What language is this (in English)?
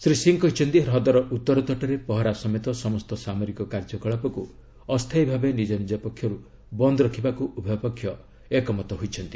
Odia